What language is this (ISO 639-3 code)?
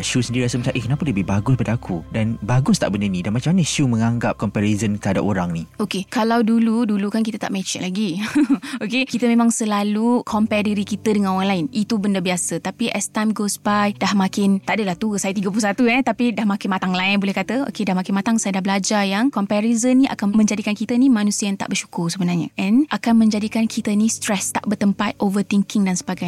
msa